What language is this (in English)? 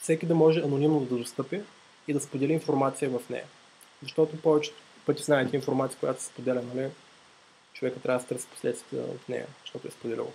Bulgarian